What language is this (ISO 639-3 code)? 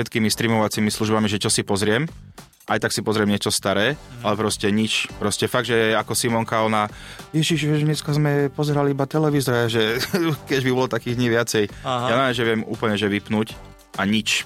slk